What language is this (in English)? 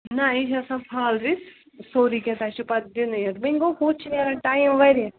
Kashmiri